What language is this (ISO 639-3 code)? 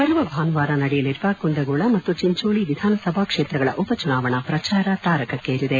kan